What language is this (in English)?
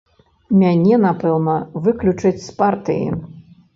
Belarusian